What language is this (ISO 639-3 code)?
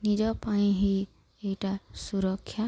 ori